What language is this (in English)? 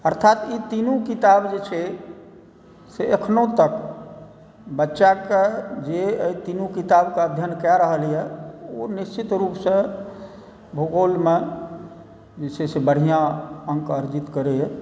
Maithili